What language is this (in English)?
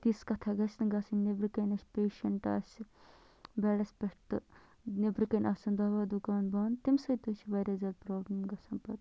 Kashmiri